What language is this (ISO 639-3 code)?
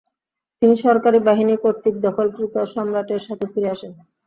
ben